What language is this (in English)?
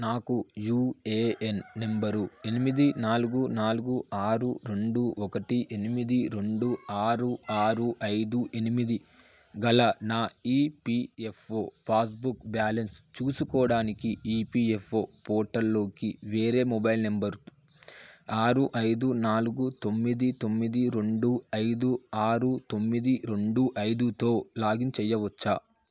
Telugu